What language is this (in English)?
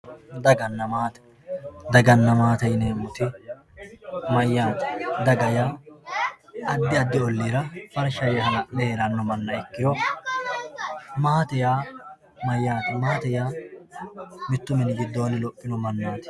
Sidamo